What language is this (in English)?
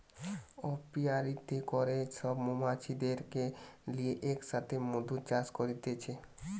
Bangla